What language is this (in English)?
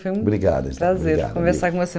Portuguese